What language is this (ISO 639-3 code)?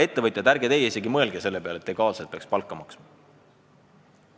est